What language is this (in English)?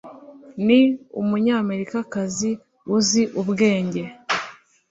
Kinyarwanda